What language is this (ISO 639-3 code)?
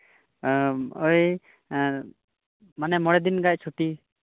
sat